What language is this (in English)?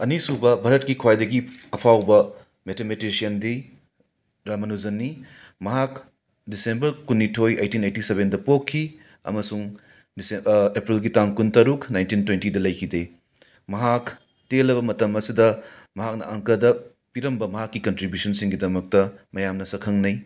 Manipuri